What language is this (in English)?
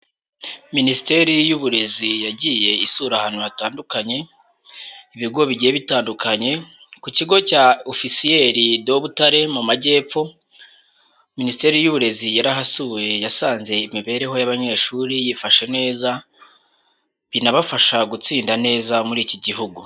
Kinyarwanda